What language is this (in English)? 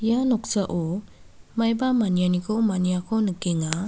Garo